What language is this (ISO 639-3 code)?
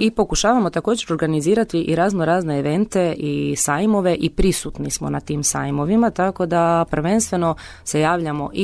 hrv